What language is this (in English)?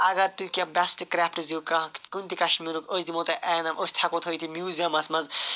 Kashmiri